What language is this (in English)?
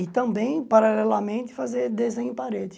Portuguese